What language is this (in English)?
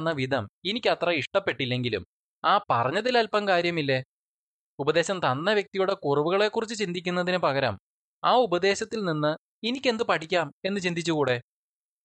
Malayalam